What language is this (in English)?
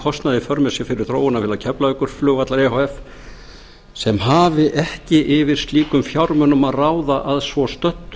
Icelandic